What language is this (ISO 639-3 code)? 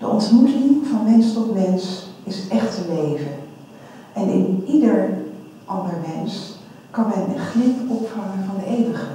nld